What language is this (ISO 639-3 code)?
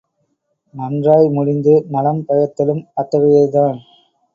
tam